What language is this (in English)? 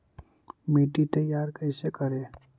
Magahi